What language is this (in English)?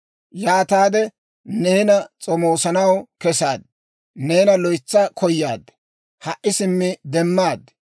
Dawro